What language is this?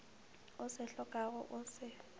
Northern Sotho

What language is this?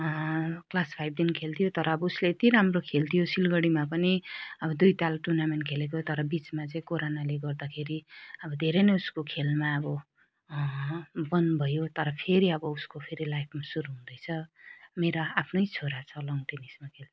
Nepali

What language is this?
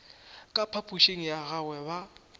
Northern Sotho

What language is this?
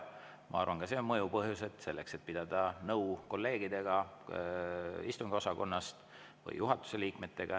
Estonian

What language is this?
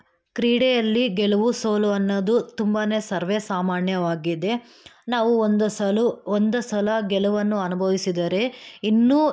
Kannada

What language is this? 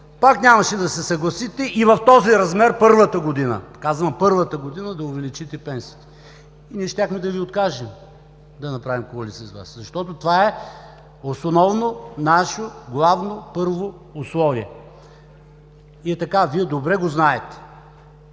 Bulgarian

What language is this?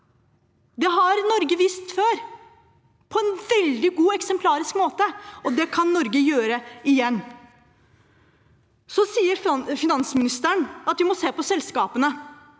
Norwegian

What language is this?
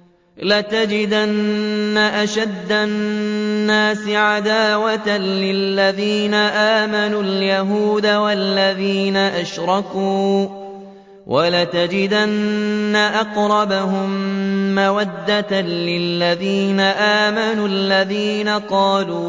Arabic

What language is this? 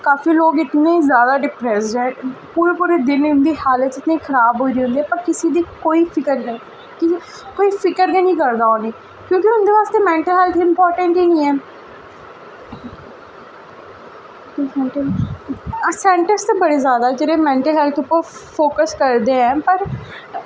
Dogri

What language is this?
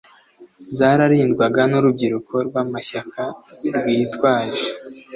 Kinyarwanda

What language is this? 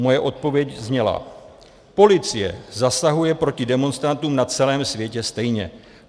Czech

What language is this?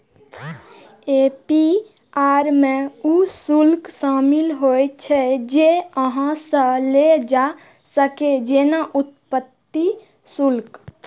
Maithili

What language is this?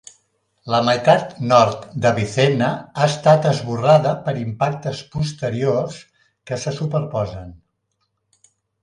Catalan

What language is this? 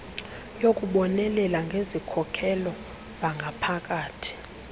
Xhosa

